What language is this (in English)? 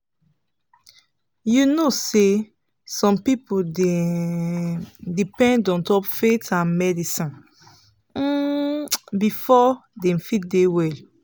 Nigerian Pidgin